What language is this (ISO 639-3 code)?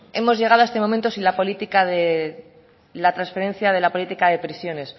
spa